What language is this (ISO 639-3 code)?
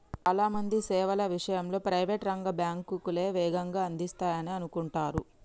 tel